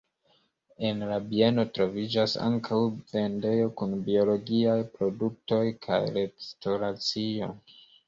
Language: Esperanto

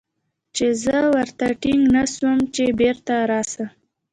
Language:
Pashto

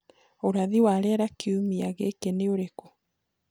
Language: Kikuyu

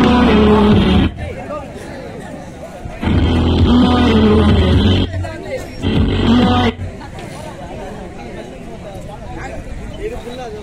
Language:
Korean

